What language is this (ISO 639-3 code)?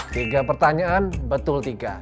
ind